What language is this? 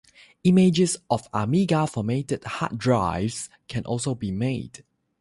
English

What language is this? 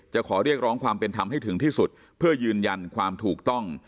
Thai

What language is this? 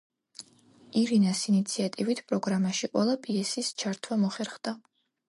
Georgian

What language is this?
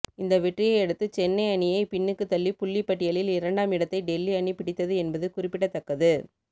Tamil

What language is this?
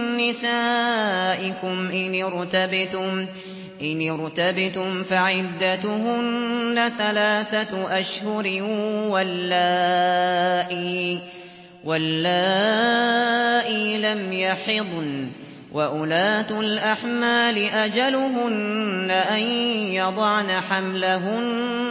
Arabic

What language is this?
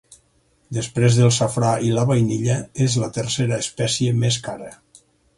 Catalan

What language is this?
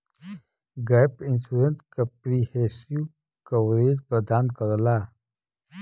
Bhojpuri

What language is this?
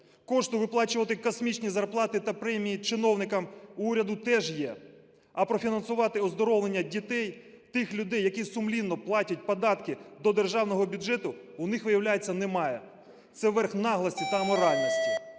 Ukrainian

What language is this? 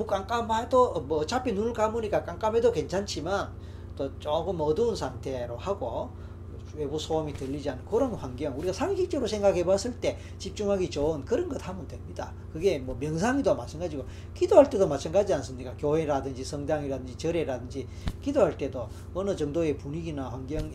Korean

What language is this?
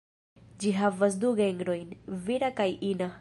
Esperanto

